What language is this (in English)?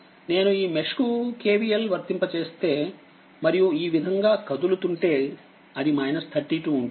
Telugu